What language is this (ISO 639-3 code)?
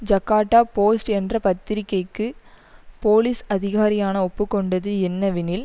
tam